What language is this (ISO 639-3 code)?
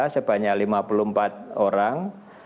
ind